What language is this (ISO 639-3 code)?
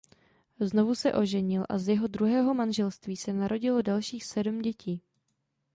ces